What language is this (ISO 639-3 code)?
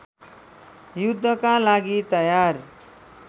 nep